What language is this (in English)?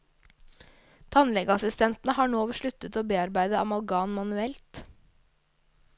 Norwegian